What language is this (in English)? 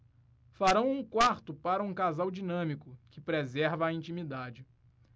Portuguese